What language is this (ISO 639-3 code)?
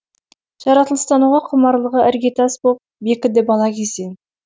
kaz